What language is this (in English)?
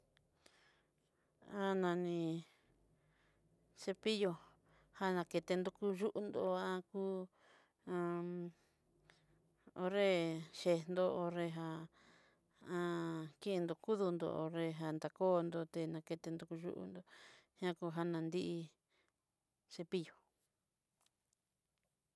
Southeastern Nochixtlán Mixtec